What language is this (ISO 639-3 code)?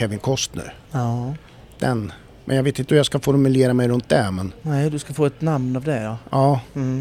swe